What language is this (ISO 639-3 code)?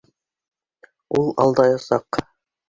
bak